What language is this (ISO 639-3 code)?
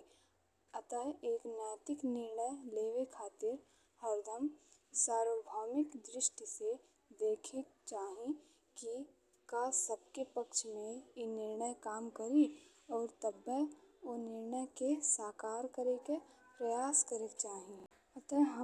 bho